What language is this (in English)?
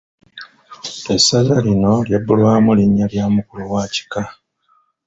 Ganda